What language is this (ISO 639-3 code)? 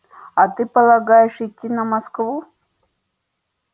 rus